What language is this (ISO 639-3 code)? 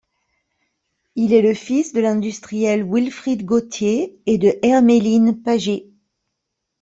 fra